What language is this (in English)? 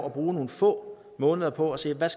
Danish